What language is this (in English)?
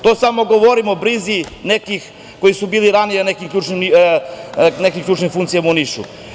Serbian